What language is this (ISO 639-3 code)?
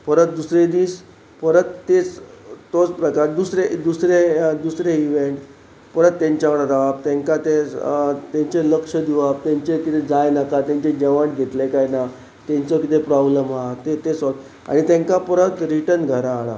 kok